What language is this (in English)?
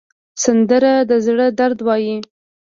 Pashto